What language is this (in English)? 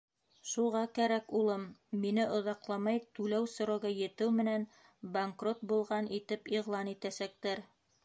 Bashkir